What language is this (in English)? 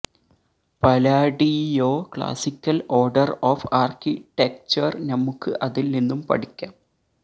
Malayalam